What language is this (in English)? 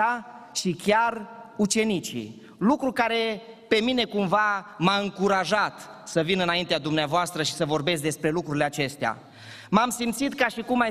Romanian